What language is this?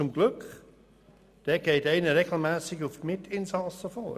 Swiss German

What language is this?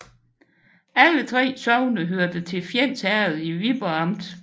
Danish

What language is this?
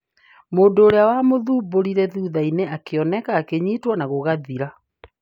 Kikuyu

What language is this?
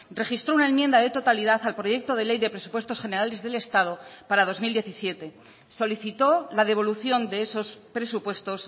Spanish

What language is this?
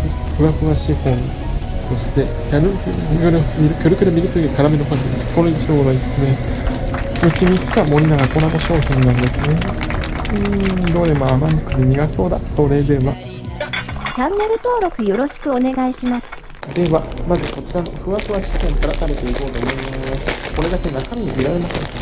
Japanese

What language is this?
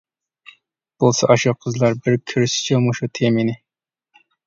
Uyghur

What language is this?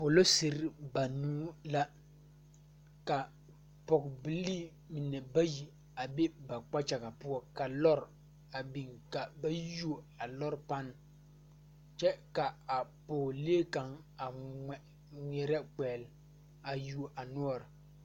Southern Dagaare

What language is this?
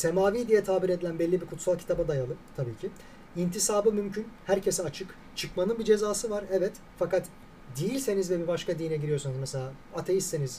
Turkish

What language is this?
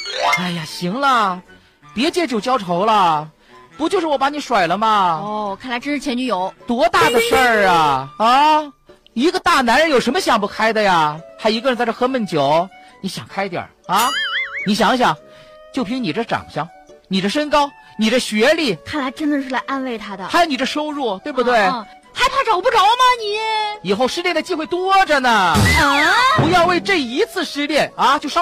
Chinese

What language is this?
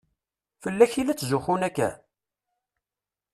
Kabyle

